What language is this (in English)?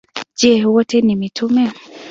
Swahili